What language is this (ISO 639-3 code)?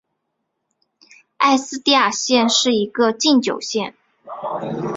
zho